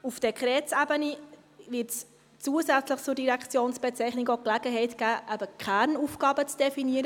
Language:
Swiss German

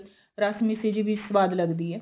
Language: Punjabi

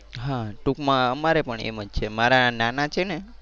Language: Gujarati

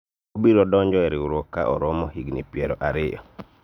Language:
Luo (Kenya and Tanzania)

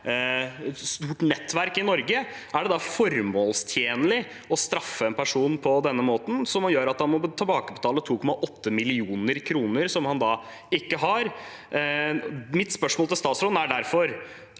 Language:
Norwegian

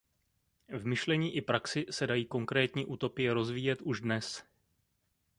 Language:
Czech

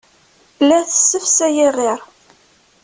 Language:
Kabyle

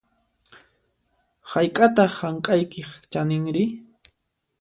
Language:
Puno Quechua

